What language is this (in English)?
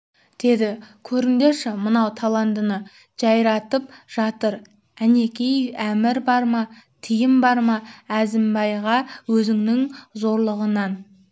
Kazakh